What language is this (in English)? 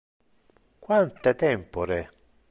Interlingua